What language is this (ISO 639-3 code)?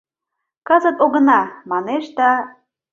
chm